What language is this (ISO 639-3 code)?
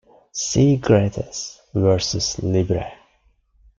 eng